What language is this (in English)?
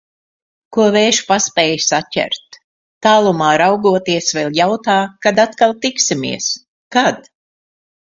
Latvian